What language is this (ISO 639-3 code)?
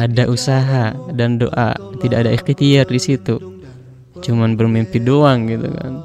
ind